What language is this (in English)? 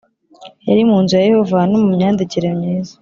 Kinyarwanda